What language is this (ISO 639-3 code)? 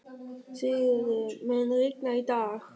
isl